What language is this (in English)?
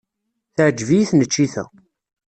Kabyle